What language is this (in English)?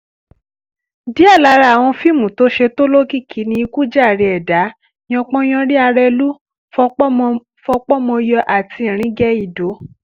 Yoruba